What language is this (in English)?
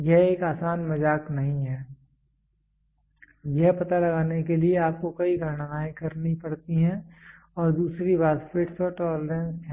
Hindi